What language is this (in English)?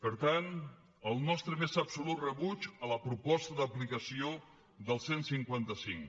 Catalan